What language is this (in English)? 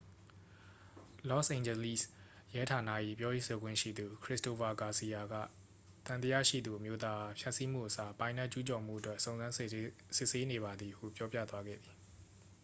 Burmese